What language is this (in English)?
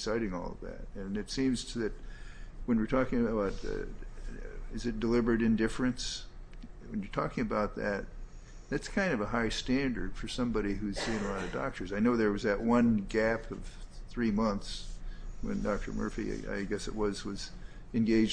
English